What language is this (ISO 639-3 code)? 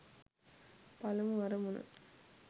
sin